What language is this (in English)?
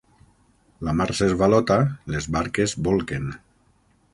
Catalan